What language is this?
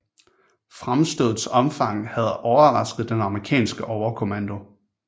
Danish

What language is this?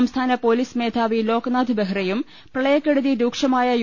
Malayalam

